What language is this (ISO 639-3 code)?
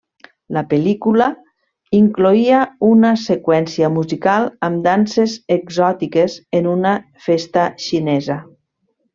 cat